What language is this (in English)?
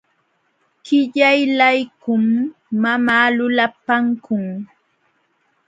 Jauja Wanca Quechua